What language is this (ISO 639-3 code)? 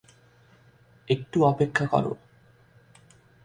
ben